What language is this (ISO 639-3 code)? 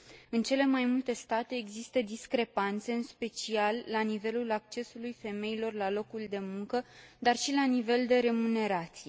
ron